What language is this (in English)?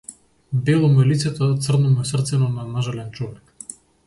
Macedonian